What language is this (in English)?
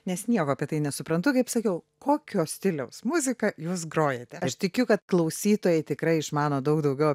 Lithuanian